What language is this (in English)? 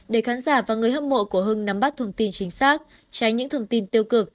Vietnamese